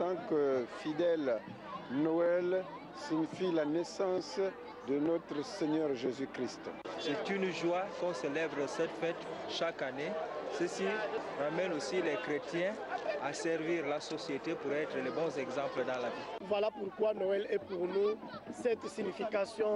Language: French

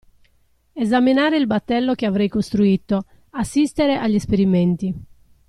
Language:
Italian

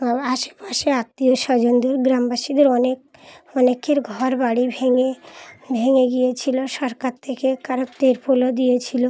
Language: Bangla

